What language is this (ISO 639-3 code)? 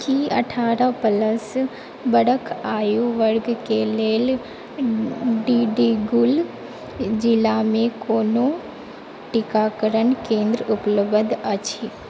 mai